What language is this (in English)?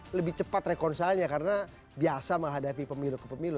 Indonesian